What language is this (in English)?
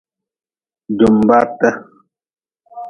Nawdm